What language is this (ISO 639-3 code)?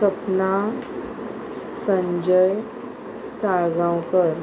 kok